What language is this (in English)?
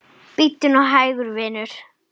Icelandic